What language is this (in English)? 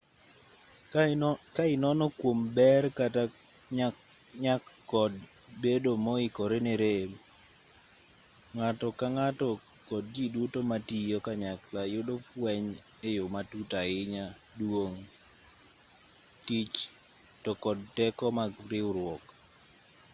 Luo (Kenya and Tanzania)